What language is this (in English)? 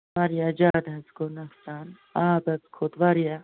Kashmiri